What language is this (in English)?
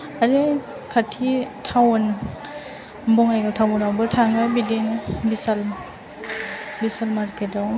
Bodo